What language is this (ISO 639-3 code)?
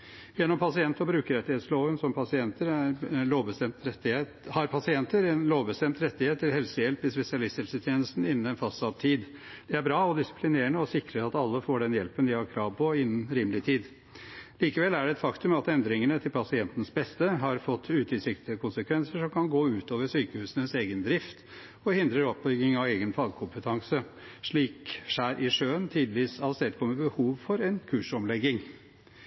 nob